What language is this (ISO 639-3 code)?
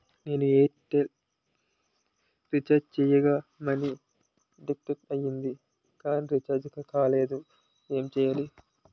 tel